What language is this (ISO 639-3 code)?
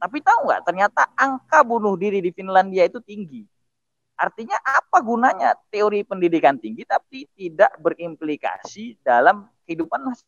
ind